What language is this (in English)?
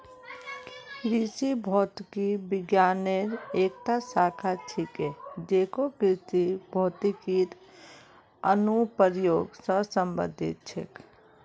Magahi